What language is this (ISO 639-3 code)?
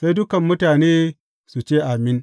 hau